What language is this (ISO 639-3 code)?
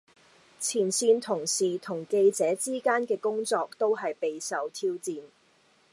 yue